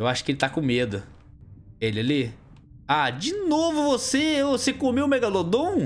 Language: Portuguese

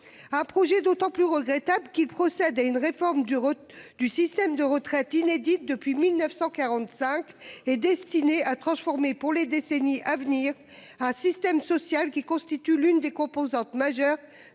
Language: French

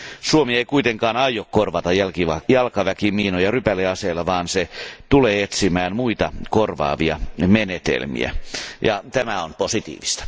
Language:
Finnish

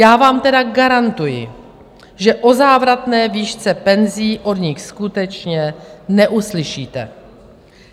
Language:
Czech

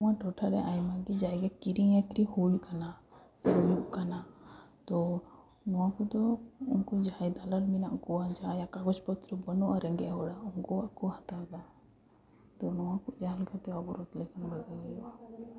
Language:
Santali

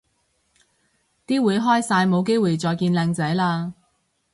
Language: Cantonese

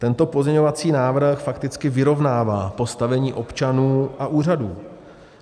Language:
Czech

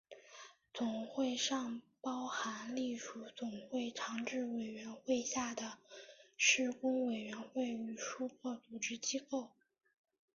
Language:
Chinese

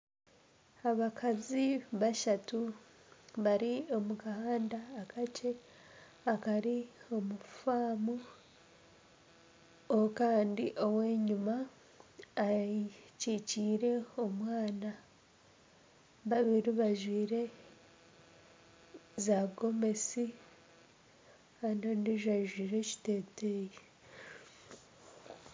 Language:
Nyankole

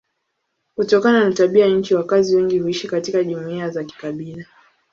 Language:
Swahili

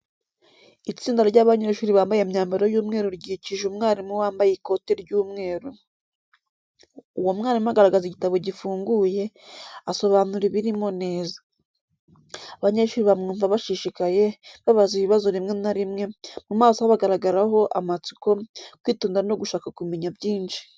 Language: Kinyarwanda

